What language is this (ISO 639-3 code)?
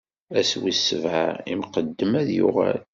kab